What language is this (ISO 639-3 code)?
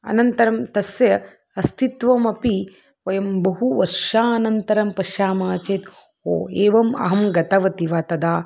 san